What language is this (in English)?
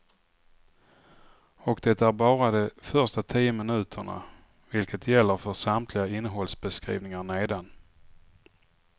Swedish